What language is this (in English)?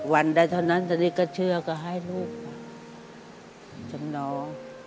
Thai